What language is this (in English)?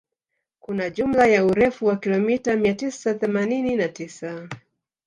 Swahili